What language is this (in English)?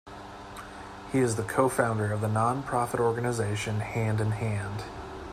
English